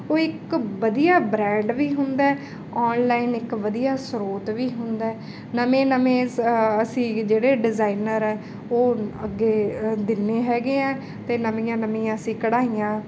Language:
Punjabi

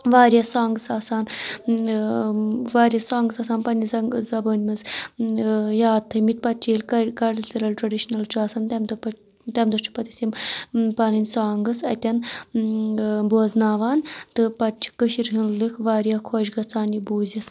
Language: Kashmiri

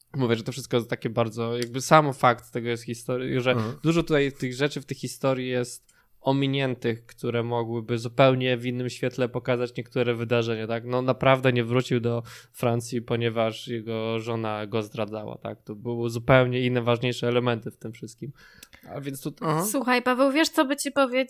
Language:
Polish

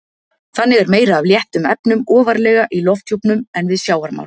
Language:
Icelandic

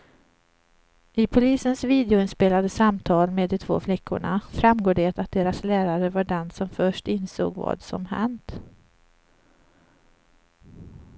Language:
Swedish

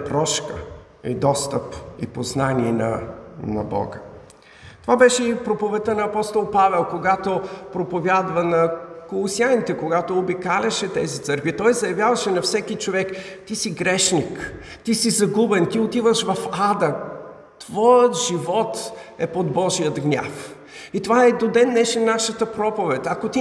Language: Bulgarian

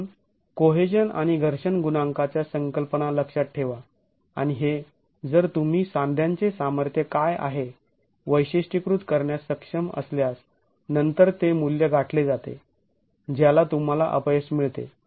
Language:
Marathi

